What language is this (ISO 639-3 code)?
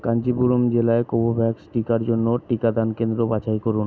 ben